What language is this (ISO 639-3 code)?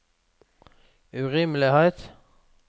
nor